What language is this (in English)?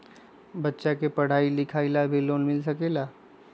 Magahi